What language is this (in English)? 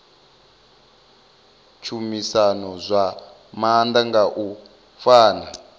Venda